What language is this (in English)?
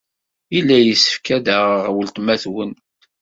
Kabyle